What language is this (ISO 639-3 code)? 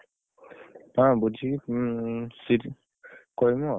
ori